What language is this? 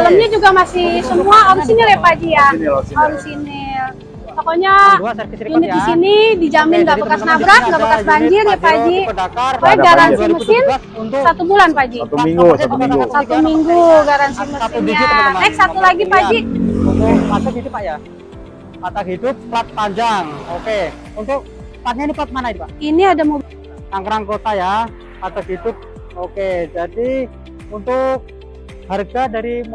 Indonesian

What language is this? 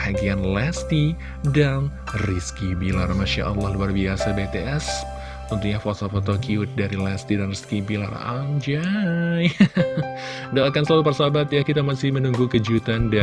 Indonesian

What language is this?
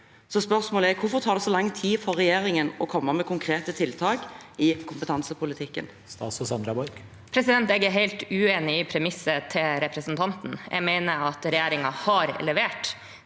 Norwegian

